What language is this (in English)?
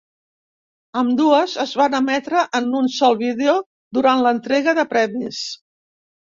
Catalan